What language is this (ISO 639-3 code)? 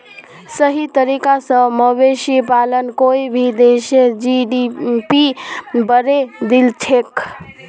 mag